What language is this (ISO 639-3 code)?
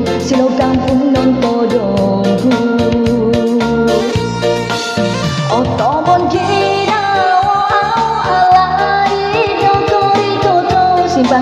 vie